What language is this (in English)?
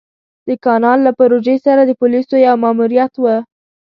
Pashto